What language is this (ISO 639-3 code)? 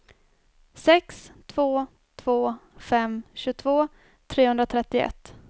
swe